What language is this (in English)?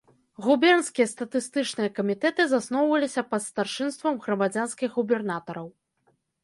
Belarusian